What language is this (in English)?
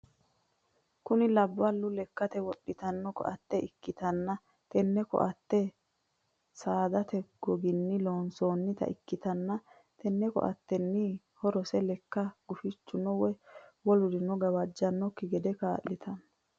Sidamo